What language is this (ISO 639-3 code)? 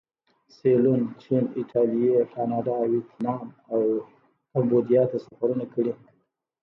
pus